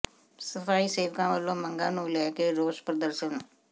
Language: Punjabi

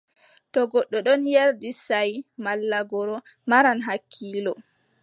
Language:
Adamawa Fulfulde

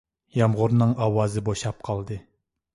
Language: Uyghur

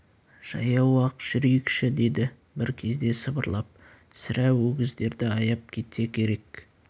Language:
Kazakh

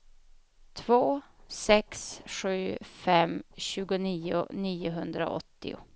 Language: Swedish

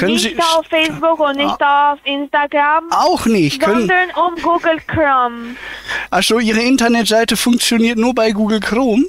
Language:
German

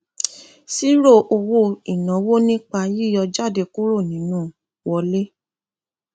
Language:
Yoruba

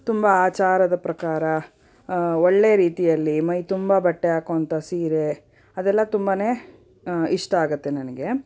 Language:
Kannada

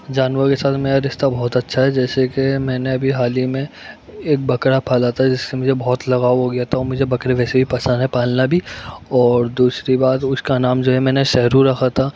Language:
Urdu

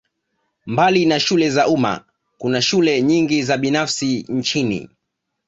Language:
Swahili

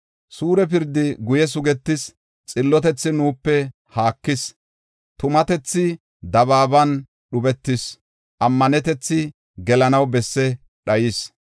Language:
Gofa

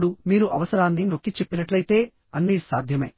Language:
Telugu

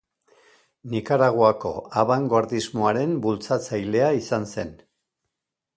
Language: Basque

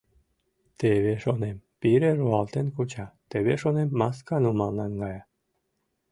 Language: Mari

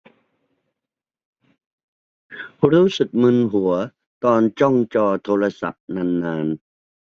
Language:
Thai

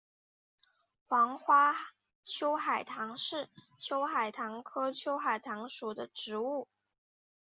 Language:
Chinese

